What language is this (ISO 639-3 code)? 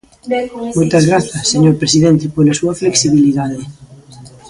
glg